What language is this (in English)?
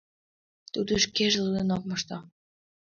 Mari